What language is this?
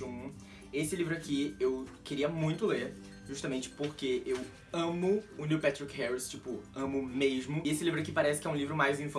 Portuguese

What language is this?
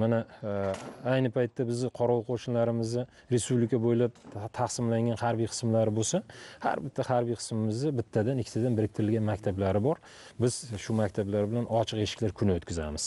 Turkish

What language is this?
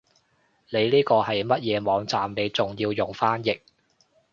Cantonese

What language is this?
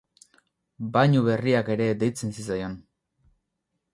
Basque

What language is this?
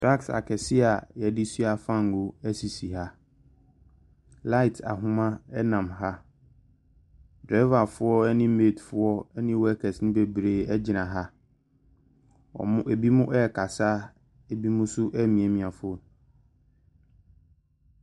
Akan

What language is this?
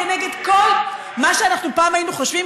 Hebrew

